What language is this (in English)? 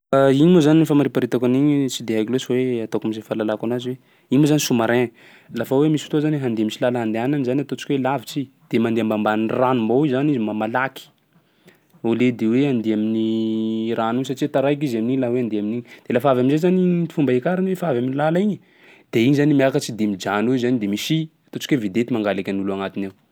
Sakalava Malagasy